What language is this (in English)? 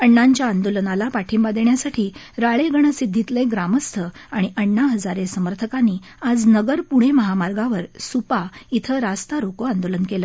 Marathi